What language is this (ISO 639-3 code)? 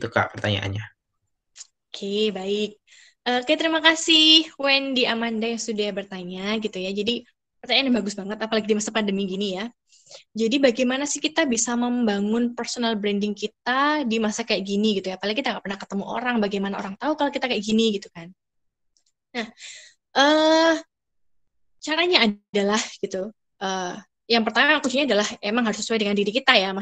ind